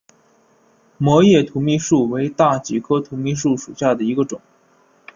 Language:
Chinese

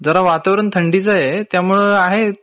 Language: Marathi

